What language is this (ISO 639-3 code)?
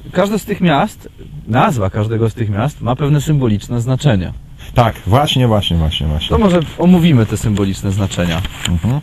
pol